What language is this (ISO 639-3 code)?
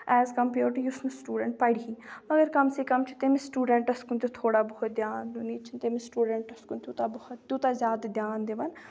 kas